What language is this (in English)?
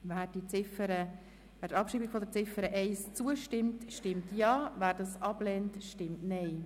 Swiss German